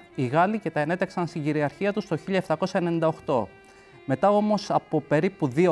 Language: Greek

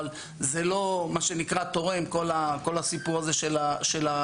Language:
Hebrew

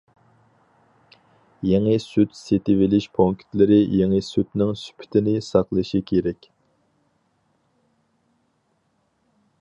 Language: Uyghur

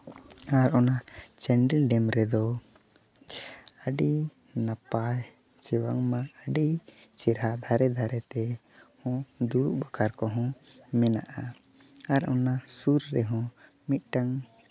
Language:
Santali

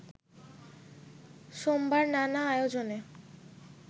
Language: Bangla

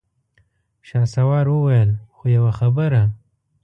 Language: Pashto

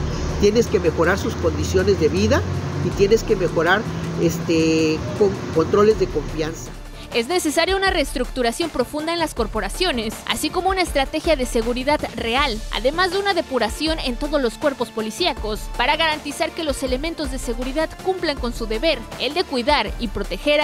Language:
Spanish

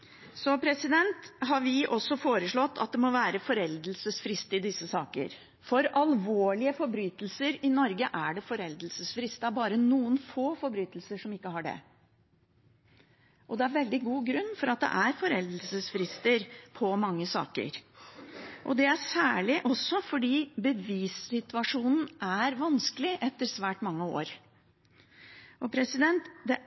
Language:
Norwegian Bokmål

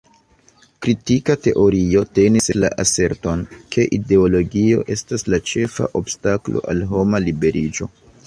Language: Esperanto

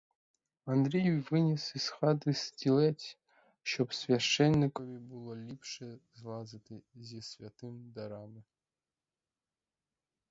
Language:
Ukrainian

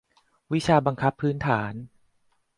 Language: Thai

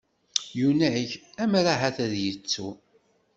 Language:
Kabyle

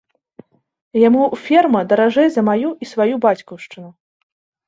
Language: Belarusian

